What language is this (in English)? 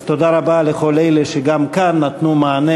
Hebrew